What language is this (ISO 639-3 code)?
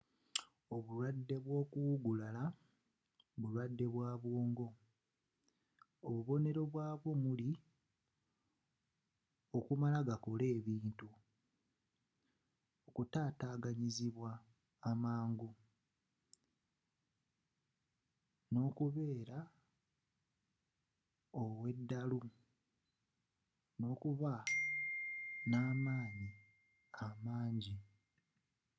lug